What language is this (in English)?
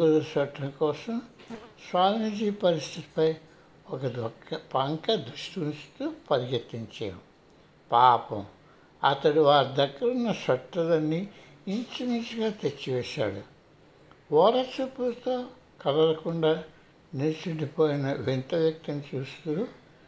Telugu